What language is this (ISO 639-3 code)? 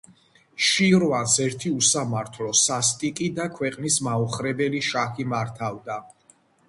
kat